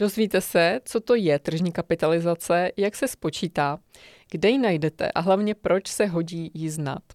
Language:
Czech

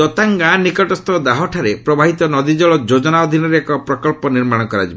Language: Odia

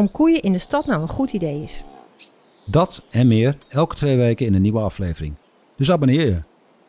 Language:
Dutch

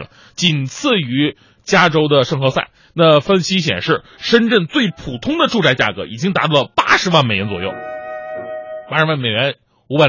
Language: Chinese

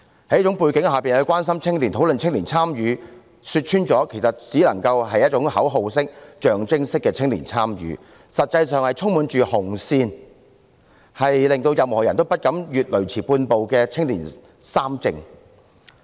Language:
Cantonese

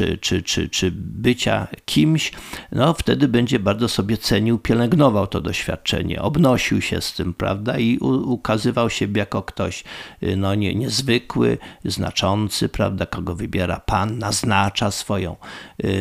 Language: Polish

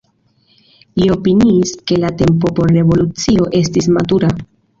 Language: Esperanto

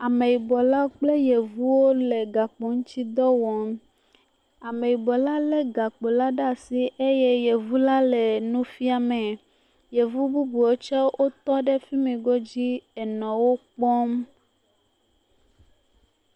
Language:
Ewe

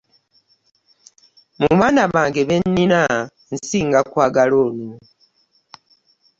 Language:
Ganda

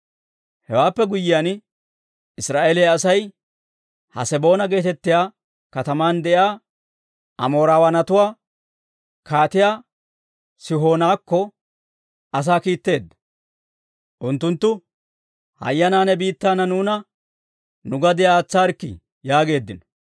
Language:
Dawro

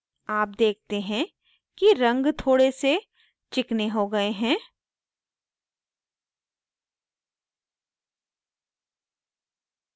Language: Hindi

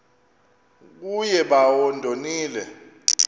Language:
Xhosa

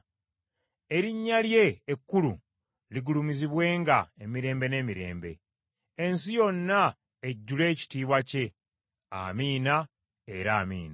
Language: Ganda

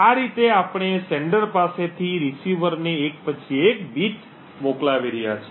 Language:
Gujarati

